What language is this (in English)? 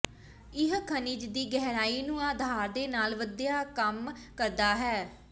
Punjabi